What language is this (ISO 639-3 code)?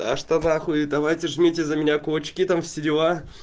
rus